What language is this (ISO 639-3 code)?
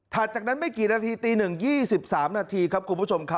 tha